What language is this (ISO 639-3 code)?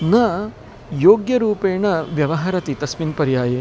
san